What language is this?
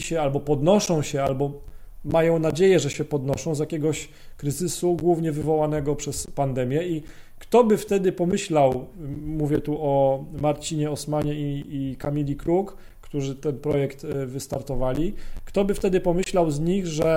Polish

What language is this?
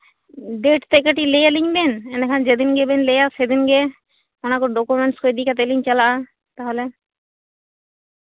Santali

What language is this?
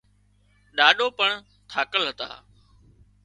Wadiyara Koli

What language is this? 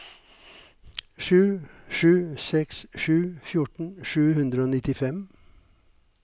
Norwegian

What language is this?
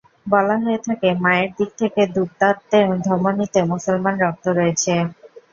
Bangla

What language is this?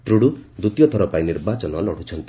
Odia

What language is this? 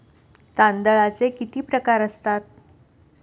Marathi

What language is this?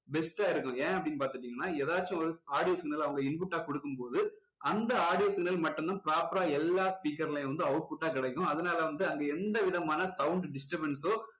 Tamil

